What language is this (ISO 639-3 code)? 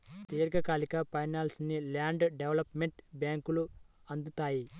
tel